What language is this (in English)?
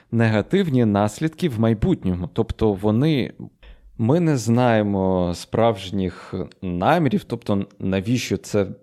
Ukrainian